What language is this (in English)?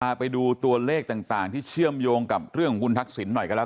Thai